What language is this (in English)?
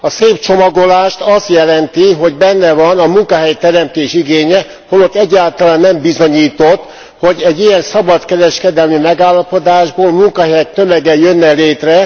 Hungarian